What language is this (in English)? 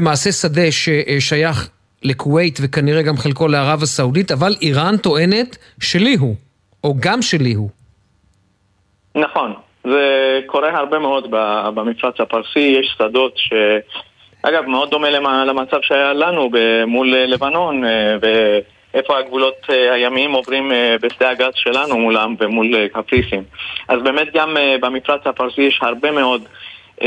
Hebrew